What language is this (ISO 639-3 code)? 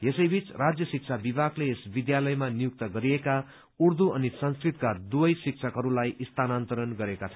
nep